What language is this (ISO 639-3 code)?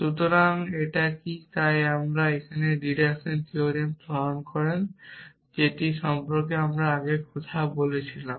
ben